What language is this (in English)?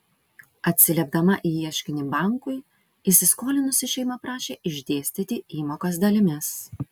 Lithuanian